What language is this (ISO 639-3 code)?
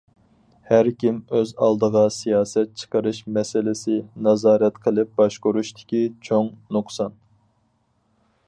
uig